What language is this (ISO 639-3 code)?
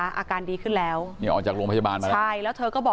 tha